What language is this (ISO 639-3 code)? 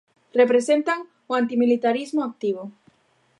glg